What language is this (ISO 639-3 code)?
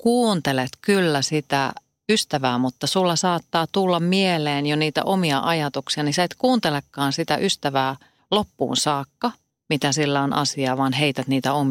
fin